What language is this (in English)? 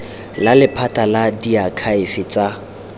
Tswana